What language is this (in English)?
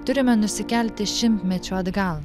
Lithuanian